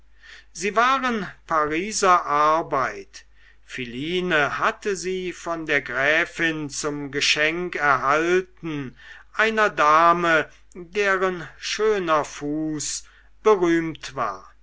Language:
German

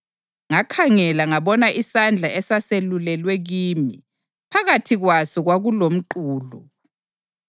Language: North Ndebele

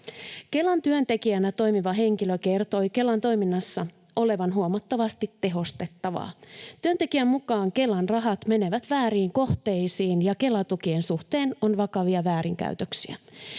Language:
Finnish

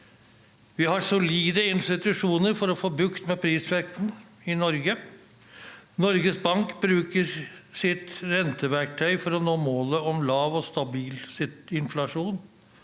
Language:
Norwegian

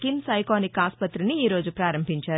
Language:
Telugu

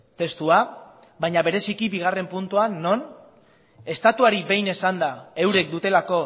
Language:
Basque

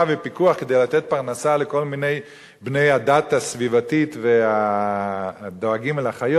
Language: Hebrew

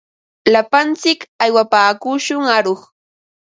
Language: Ambo-Pasco Quechua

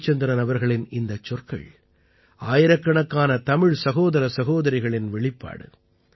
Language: Tamil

